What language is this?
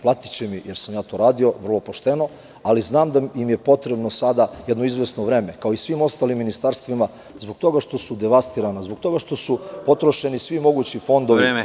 Serbian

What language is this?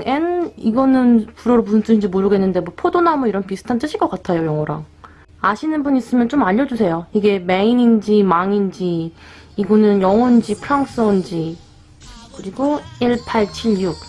Korean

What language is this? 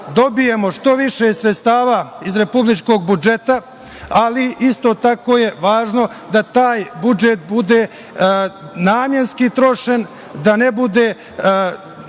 Serbian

